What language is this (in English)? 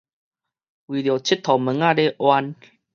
Min Nan Chinese